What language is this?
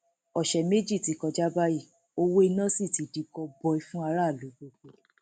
Yoruba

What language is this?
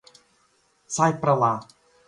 Portuguese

